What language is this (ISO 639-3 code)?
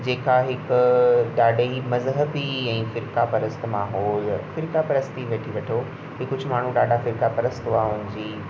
snd